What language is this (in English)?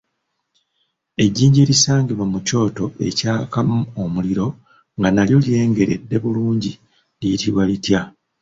Ganda